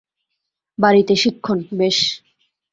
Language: Bangla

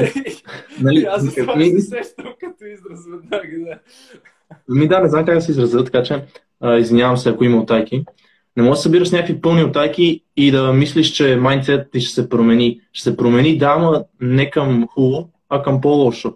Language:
Bulgarian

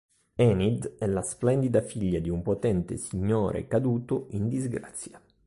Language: Italian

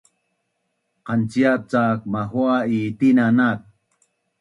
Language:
Bunun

